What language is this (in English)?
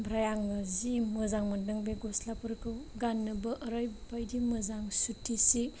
Bodo